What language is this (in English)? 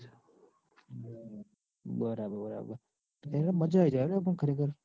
Gujarati